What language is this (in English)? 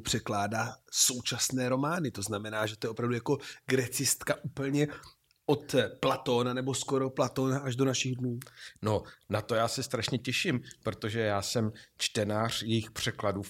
Czech